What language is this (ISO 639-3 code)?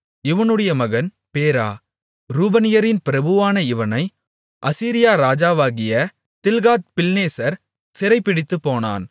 tam